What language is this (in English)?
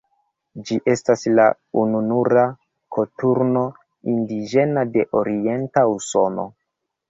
Esperanto